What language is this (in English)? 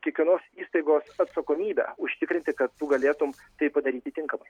Lithuanian